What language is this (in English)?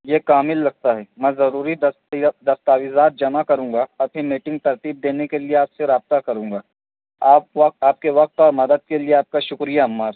Urdu